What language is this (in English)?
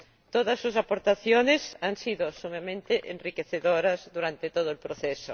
Spanish